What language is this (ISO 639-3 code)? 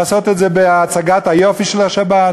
heb